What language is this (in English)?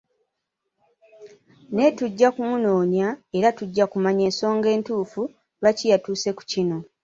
Ganda